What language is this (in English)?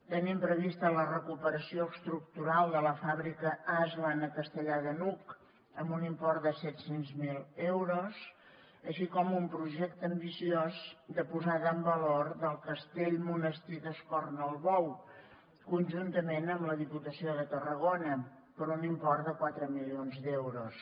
Catalan